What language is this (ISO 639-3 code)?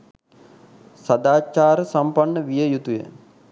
sin